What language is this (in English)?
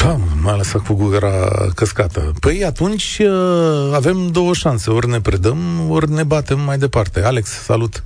Romanian